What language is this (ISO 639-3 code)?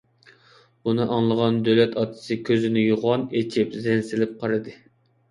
uig